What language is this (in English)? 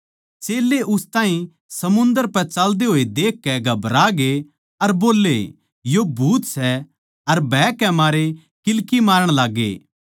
Haryanvi